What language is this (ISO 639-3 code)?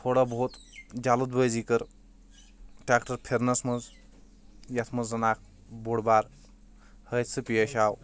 kas